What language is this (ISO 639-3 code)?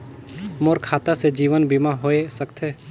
hne